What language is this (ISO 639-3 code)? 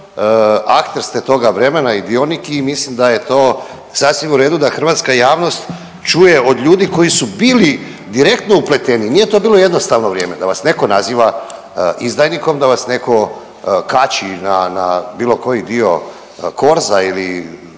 hrv